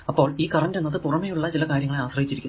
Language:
Malayalam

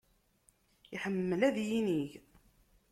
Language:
Kabyle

